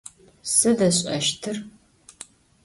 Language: Adyghe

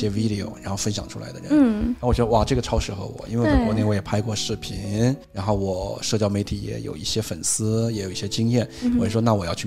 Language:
Chinese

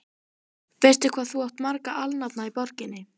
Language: Icelandic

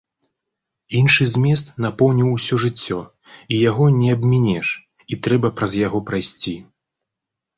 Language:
Belarusian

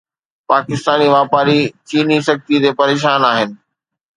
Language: Sindhi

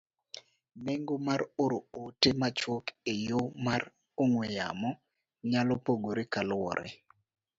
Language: Luo (Kenya and Tanzania)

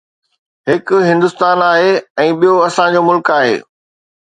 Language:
Sindhi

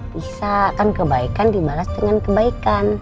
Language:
Indonesian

